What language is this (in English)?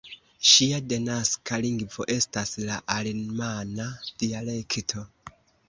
Esperanto